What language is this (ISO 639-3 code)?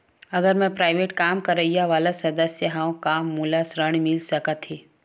hne